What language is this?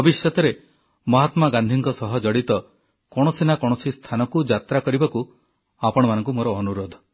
Odia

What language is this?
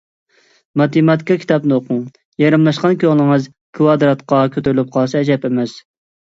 Uyghur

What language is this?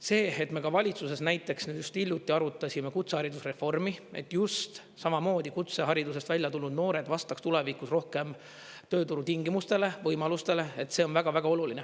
Estonian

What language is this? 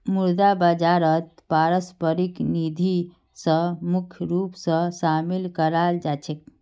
Magahi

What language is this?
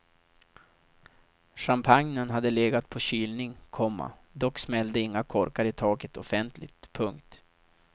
Swedish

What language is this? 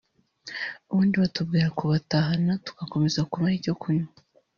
Kinyarwanda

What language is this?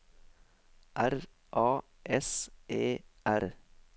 Norwegian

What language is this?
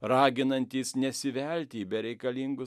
Lithuanian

